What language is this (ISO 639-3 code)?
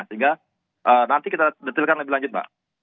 ind